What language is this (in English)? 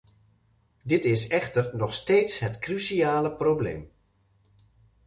Dutch